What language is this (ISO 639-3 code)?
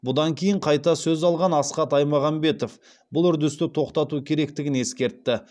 kaz